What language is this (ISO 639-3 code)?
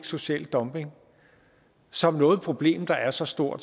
dan